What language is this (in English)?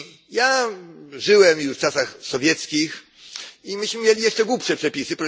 Polish